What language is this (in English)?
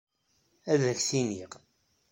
Kabyle